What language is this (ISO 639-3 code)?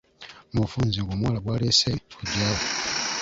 lug